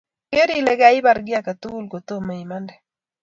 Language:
Kalenjin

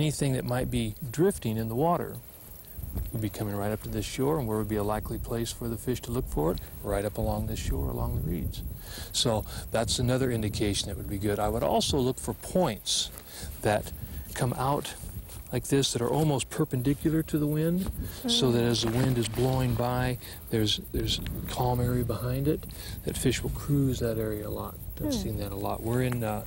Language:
English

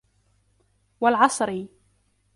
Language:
Arabic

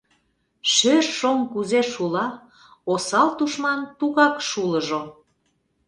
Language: Mari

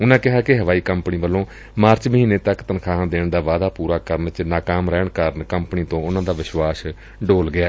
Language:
Punjabi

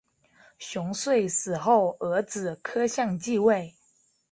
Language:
Chinese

